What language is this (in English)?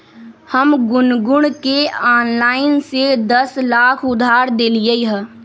Magahi